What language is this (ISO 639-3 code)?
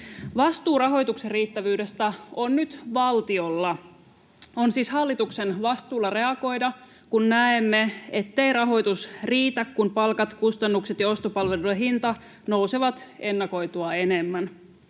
fin